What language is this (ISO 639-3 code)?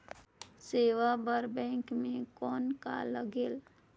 hne